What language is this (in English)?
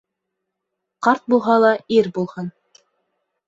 Bashkir